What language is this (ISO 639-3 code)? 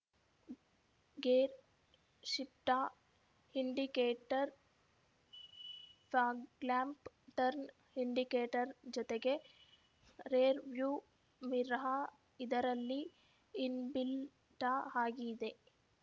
kan